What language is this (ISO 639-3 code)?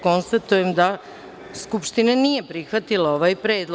srp